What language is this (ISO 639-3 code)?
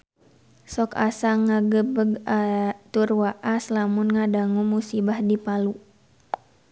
sun